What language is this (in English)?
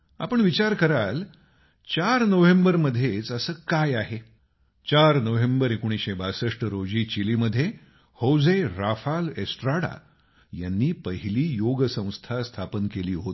Marathi